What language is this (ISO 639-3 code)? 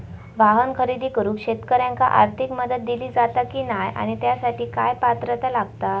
mar